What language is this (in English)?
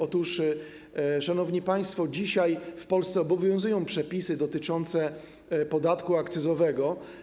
Polish